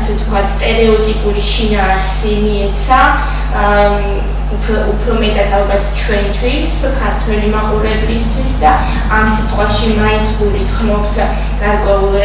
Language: Romanian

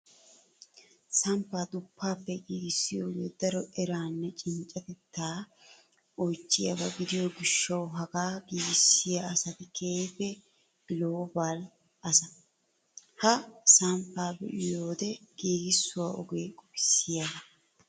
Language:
Wolaytta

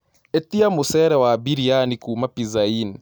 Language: Kikuyu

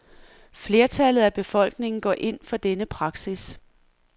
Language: Danish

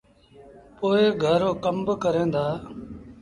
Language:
Sindhi Bhil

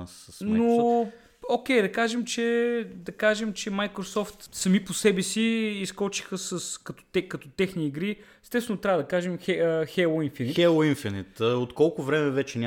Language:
Bulgarian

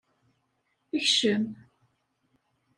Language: Kabyle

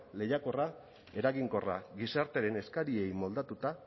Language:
Basque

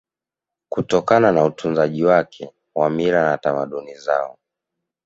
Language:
Swahili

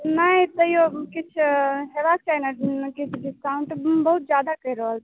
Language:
Maithili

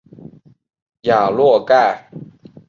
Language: Chinese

